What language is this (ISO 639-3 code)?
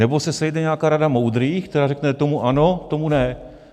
ces